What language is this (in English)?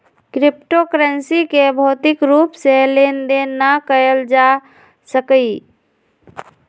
Magahi